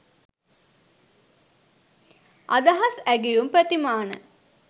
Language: Sinhala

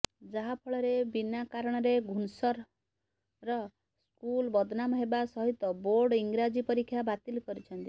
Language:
Odia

